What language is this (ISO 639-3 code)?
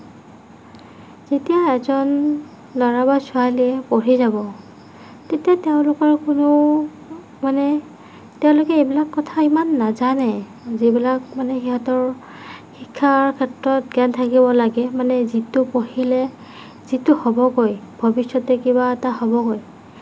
asm